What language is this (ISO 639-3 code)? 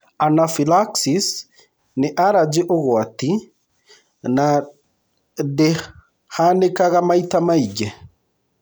kik